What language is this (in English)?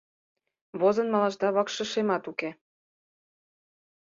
Mari